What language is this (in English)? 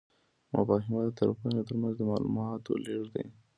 Pashto